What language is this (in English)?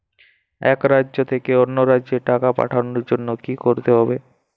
Bangla